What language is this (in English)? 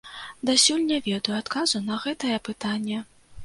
Belarusian